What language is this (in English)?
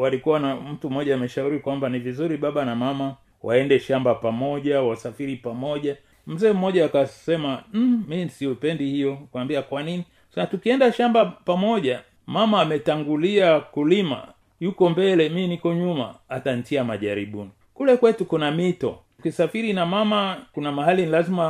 Swahili